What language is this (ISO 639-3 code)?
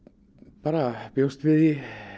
isl